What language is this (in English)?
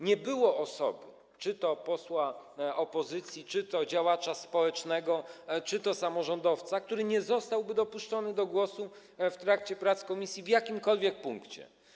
Polish